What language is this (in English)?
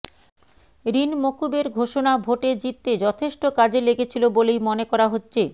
Bangla